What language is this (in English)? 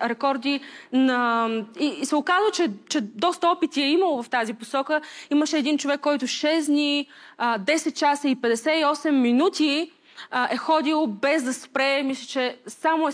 Bulgarian